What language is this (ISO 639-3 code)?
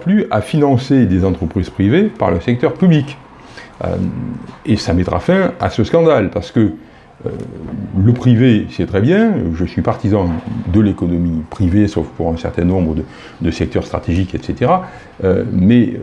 fra